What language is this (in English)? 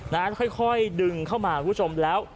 Thai